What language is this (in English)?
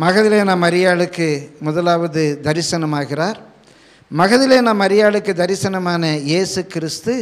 Tamil